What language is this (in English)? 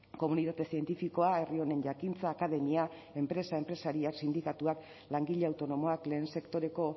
Basque